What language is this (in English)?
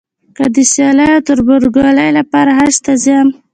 Pashto